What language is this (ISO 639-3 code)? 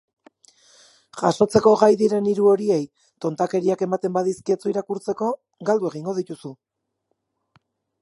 eus